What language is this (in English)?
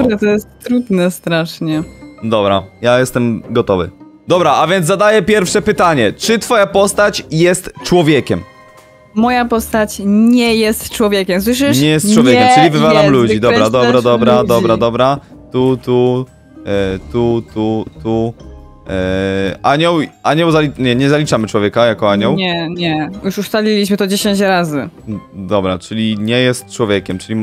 Polish